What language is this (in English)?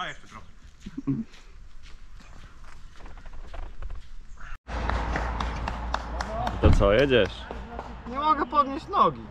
Polish